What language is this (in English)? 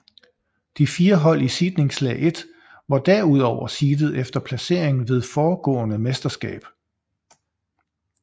Danish